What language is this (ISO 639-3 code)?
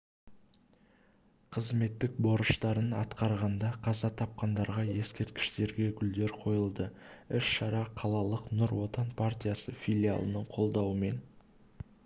kaz